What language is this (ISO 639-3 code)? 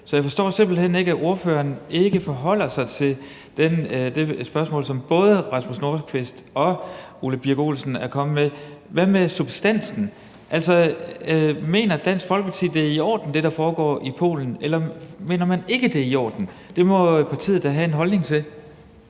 dan